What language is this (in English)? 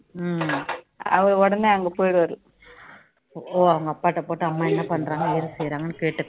Tamil